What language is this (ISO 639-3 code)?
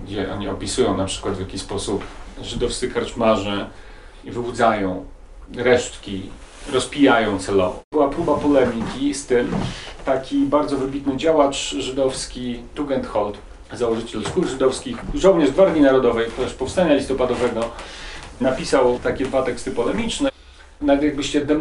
pol